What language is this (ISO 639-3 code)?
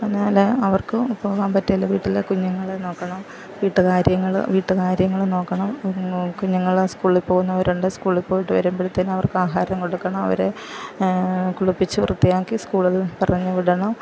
mal